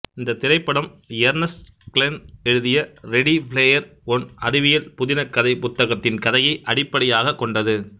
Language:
Tamil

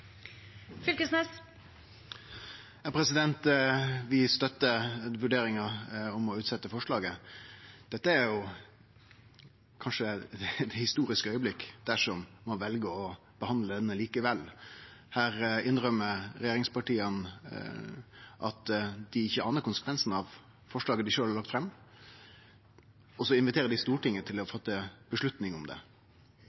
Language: Norwegian Nynorsk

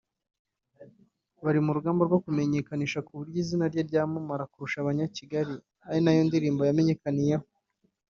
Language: Kinyarwanda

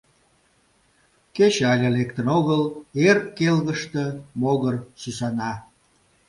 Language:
Mari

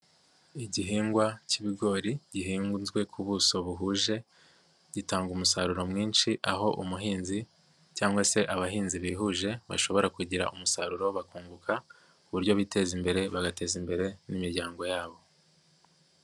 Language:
Kinyarwanda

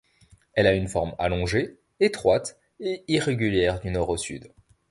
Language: French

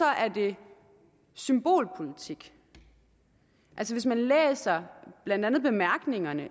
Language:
Danish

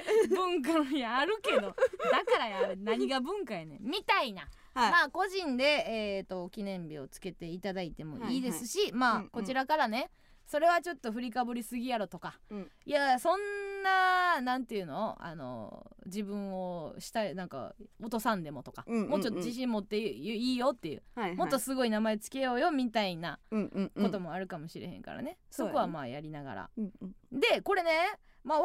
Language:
Japanese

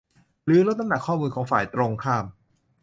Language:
Thai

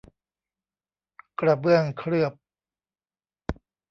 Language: Thai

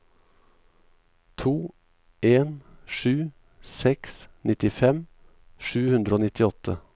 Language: Norwegian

